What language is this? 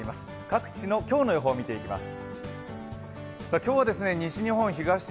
Japanese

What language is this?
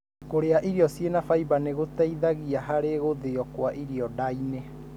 Kikuyu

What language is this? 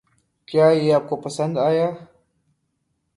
Urdu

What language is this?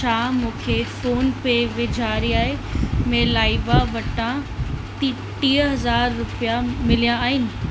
Sindhi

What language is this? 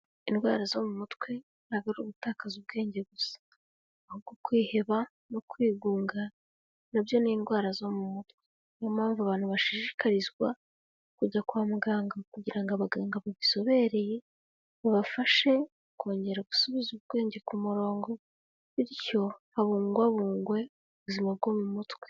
Kinyarwanda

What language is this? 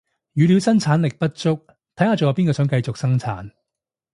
Cantonese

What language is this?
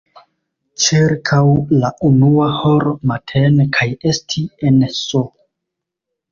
Esperanto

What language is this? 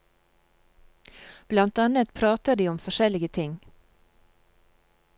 Norwegian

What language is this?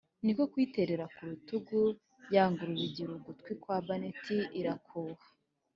Kinyarwanda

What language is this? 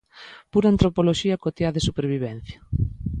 Galician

